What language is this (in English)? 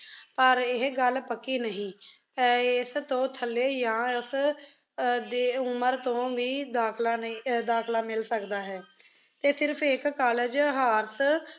Punjabi